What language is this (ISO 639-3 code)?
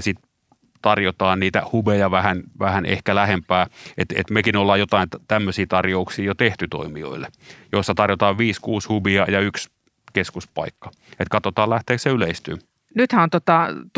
fin